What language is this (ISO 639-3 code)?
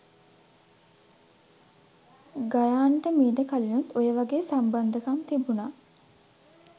sin